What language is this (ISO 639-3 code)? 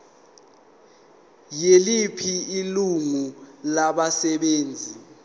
zul